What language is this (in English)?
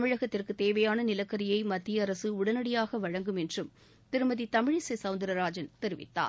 Tamil